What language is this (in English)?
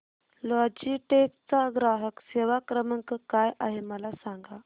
Marathi